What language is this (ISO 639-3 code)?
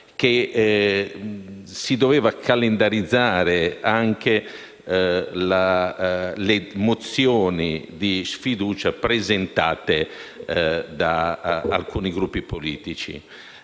ita